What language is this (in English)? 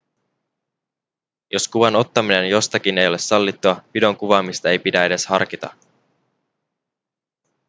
Finnish